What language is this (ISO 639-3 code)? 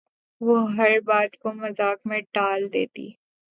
urd